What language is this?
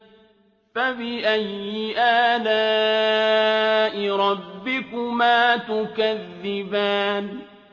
Arabic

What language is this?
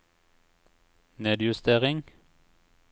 Norwegian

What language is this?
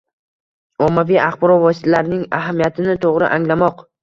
Uzbek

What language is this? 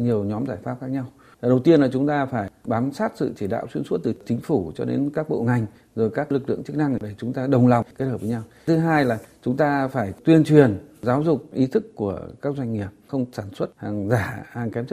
Vietnamese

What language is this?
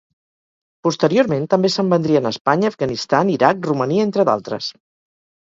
Catalan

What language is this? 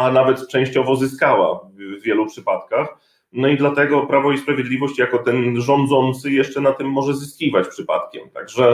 Polish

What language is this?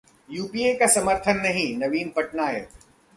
Hindi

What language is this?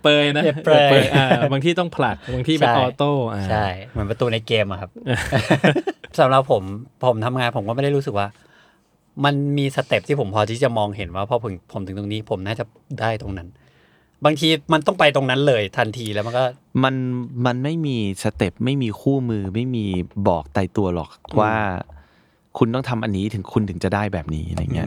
Thai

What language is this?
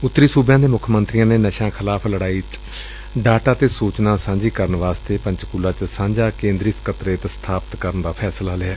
Punjabi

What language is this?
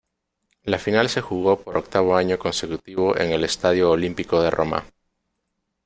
Spanish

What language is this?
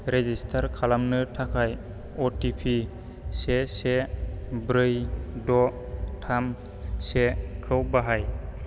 Bodo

